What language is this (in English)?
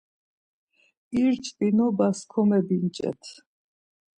Laz